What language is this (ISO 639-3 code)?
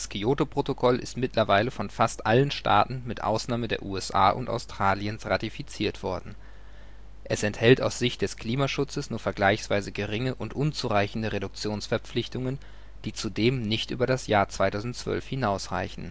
deu